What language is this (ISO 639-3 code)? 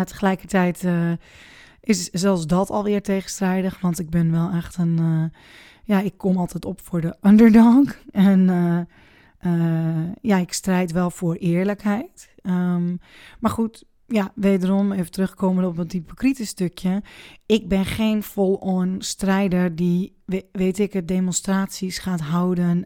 nld